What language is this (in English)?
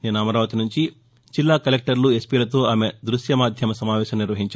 Telugu